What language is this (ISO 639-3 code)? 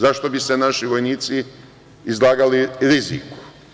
srp